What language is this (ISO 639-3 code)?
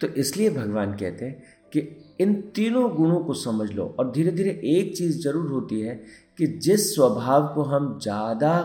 hin